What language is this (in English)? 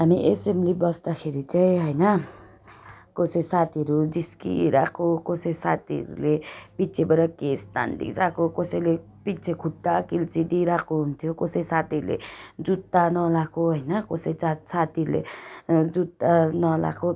Nepali